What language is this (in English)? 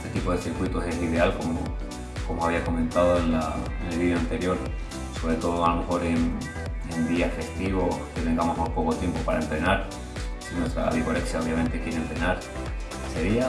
Spanish